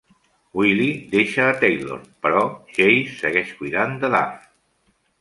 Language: Catalan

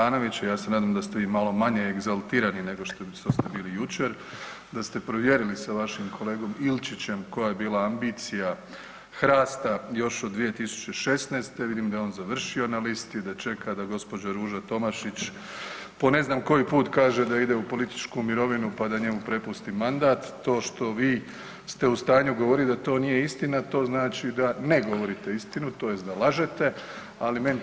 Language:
Croatian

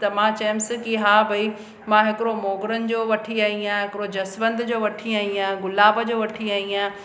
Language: Sindhi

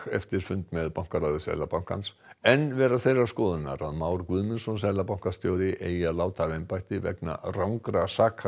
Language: Icelandic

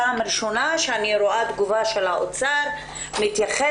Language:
Hebrew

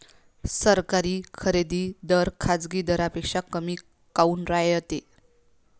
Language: Marathi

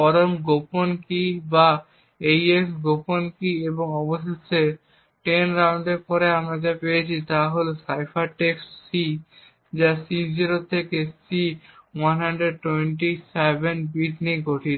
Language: Bangla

